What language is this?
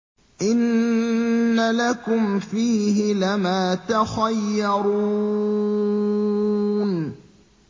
Arabic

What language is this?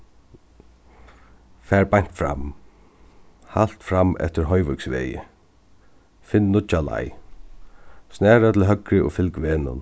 Faroese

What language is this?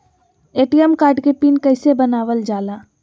Magahi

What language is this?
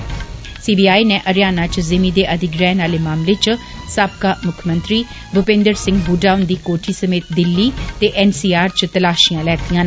Dogri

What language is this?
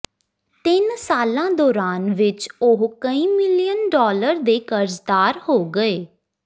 Punjabi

